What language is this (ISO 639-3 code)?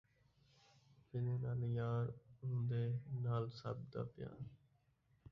skr